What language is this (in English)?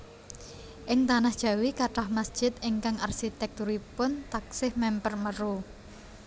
Javanese